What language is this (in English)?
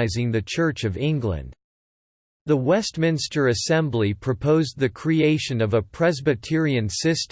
English